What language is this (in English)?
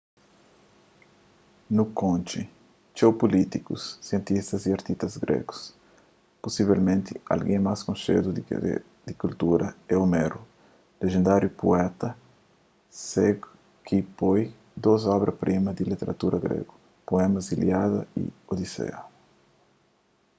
Kabuverdianu